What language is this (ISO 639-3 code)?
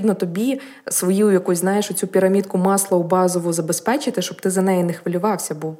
ukr